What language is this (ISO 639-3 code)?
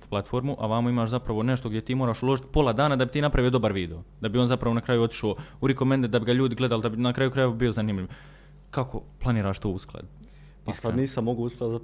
hrv